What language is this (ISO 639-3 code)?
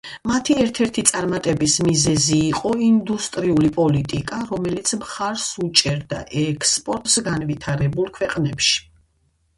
kat